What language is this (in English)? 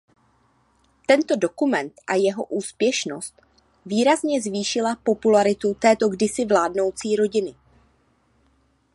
Czech